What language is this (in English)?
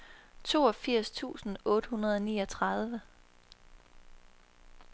Danish